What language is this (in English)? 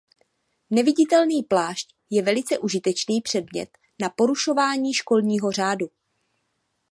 Czech